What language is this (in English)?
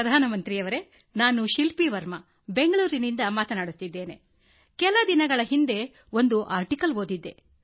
Kannada